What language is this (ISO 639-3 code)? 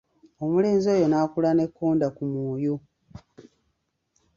lug